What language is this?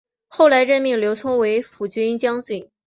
Chinese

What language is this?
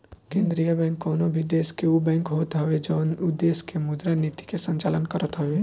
Bhojpuri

